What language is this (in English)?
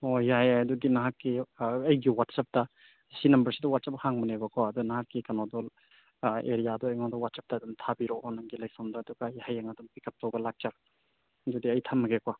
Manipuri